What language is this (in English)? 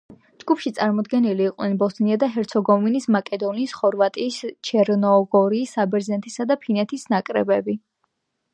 Georgian